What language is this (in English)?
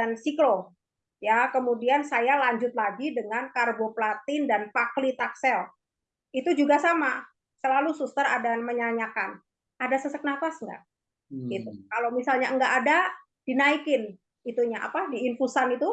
Indonesian